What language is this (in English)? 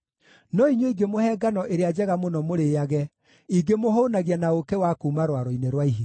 Kikuyu